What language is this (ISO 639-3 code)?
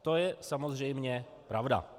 ces